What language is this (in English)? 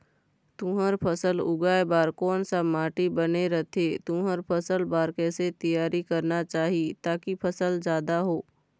Chhattisgarhi